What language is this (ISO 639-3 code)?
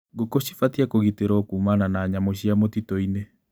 kik